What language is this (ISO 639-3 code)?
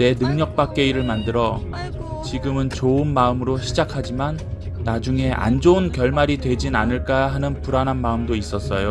kor